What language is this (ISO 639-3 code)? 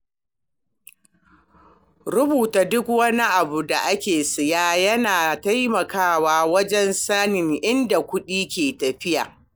hau